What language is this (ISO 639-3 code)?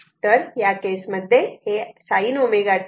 mar